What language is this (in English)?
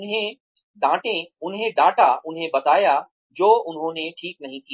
Hindi